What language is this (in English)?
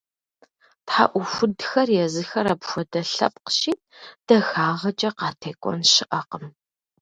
Kabardian